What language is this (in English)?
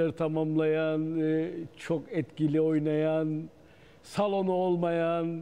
Turkish